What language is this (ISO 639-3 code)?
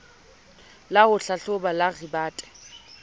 sot